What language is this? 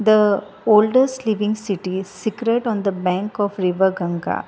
Konkani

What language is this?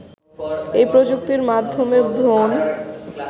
Bangla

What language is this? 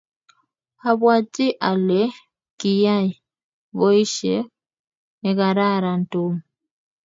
Kalenjin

